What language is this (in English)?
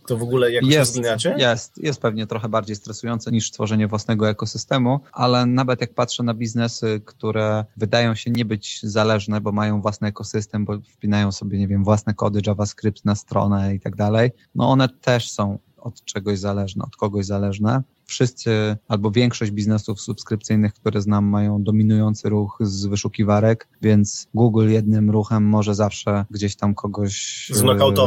Polish